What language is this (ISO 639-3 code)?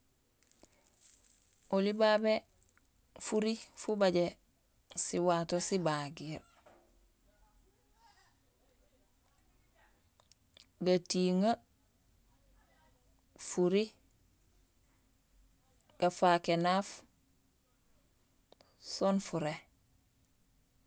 gsl